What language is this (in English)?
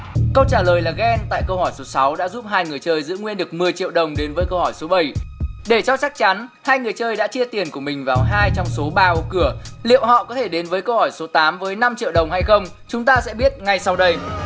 Vietnamese